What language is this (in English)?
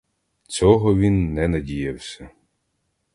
Ukrainian